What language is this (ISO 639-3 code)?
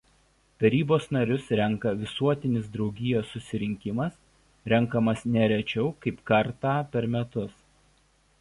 lit